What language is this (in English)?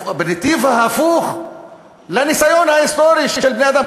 Hebrew